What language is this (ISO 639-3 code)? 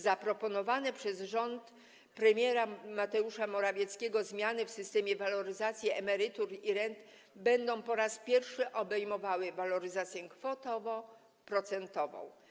pol